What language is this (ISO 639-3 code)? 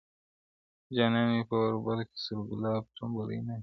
pus